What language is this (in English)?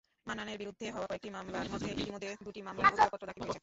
Bangla